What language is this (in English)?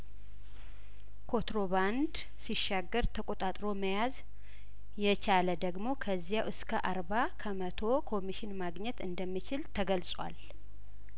Amharic